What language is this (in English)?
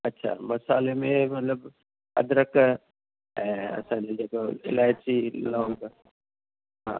Sindhi